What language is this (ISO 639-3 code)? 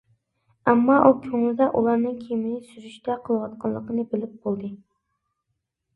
uig